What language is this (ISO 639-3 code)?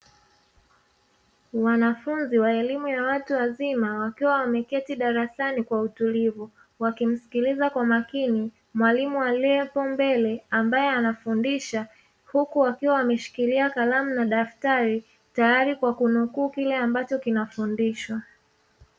swa